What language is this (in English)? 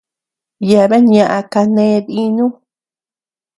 Tepeuxila Cuicatec